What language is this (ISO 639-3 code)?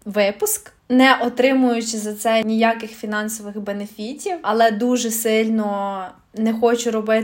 ukr